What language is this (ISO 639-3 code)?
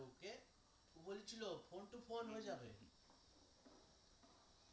ben